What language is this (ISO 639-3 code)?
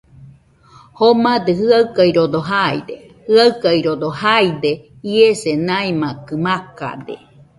hux